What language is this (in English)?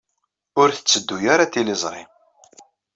Kabyle